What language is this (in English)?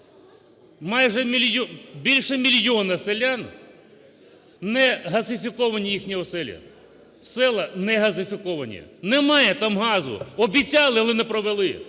Ukrainian